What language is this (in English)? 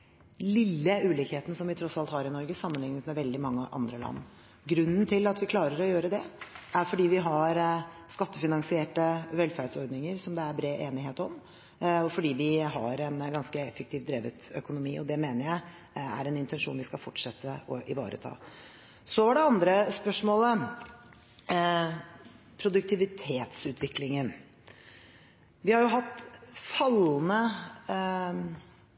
Norwegian Bokmål